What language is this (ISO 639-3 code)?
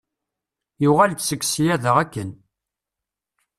kab